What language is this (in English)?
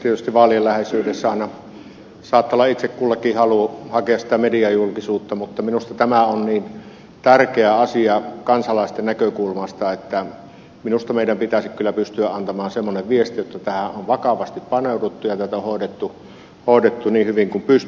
Finnish